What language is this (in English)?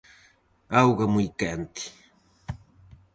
Galician